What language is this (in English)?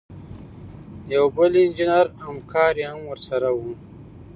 Pashto